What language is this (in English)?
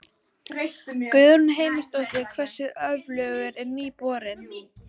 Icelandic